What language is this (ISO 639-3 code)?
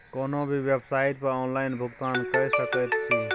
mai